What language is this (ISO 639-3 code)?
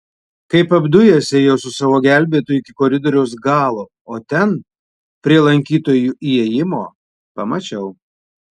lit